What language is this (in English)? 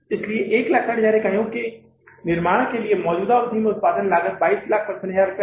Hindi